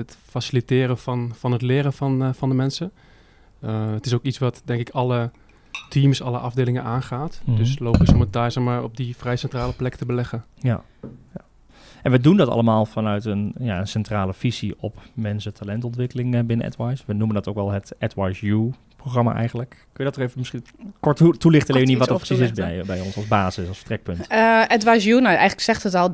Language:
Dutch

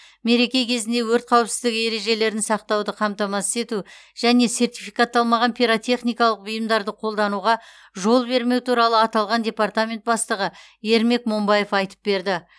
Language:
Kazakh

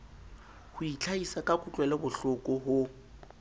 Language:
Southern Sotho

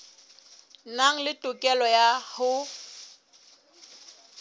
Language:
Southern Sotho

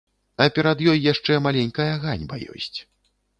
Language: Belarusian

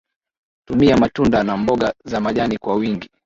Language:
Swahili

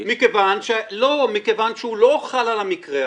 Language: Hebrew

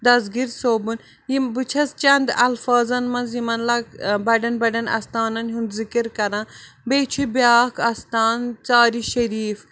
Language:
Kashmiri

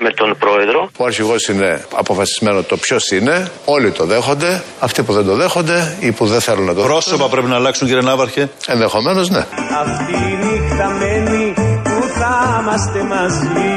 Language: Greek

